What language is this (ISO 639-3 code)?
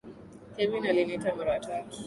swa